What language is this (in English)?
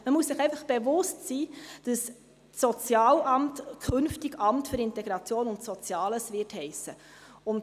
Swiss German